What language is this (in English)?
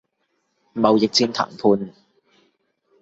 Cantonese